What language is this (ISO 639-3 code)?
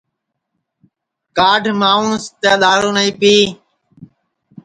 ssi